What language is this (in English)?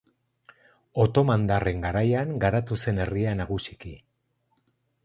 Basque